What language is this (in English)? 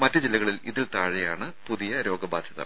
Malayalam